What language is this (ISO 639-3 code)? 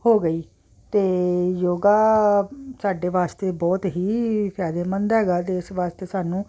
pan